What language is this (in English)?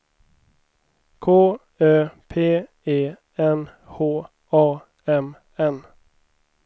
Swedish